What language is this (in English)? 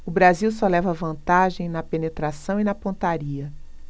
Portuguese